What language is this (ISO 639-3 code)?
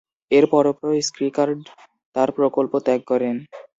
ben